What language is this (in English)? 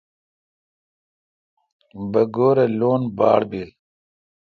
Kalkoti